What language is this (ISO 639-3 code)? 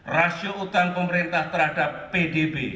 ind